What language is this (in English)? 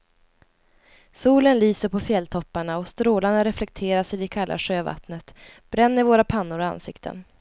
Swedish